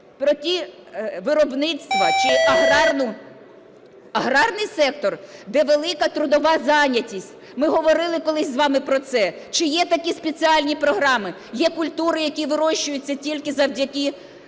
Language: Ukrainian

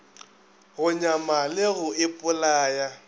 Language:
Northern Sotho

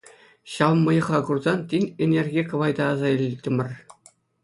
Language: Chuvash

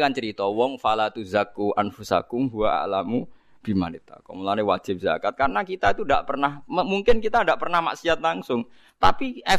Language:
Indonesian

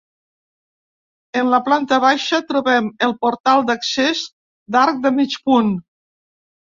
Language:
Catalan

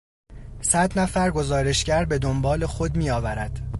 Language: Persian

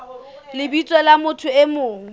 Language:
Southern Sotho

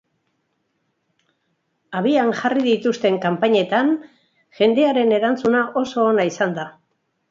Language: Basque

